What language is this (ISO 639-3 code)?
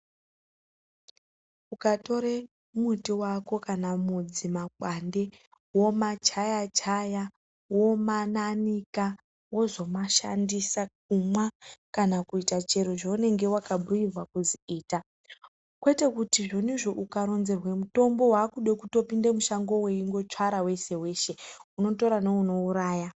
ndc